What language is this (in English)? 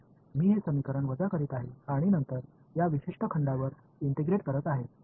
Marathi